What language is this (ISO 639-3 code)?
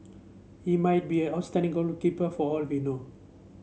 eng